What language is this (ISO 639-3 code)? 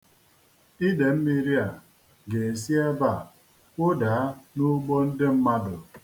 ibo